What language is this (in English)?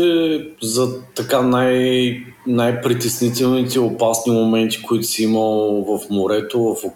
Bulgarian